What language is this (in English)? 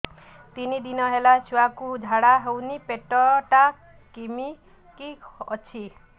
Odia